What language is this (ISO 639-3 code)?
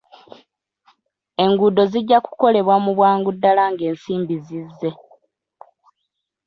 lug